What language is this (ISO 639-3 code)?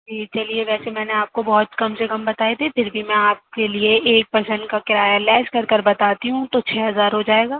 urd